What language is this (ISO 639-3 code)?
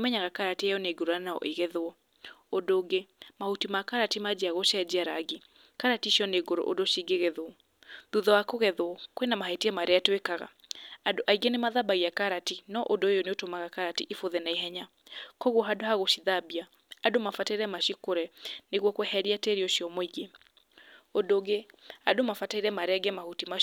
kik